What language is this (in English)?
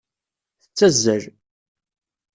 Kabyle